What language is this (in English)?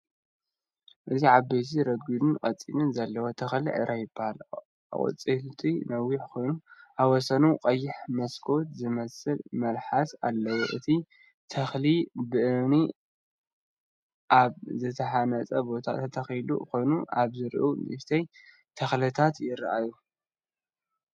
Tigrinya